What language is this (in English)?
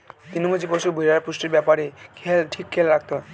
Bangla